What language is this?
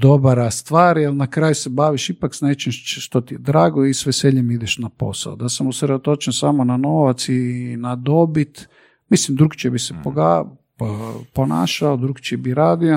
Croatian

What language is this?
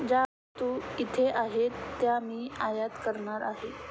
Marathi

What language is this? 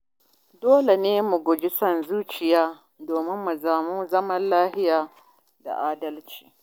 Hausa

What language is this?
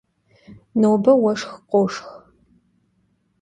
Kabardian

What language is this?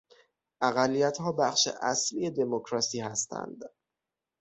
Persian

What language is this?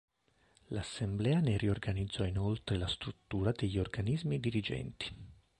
Italian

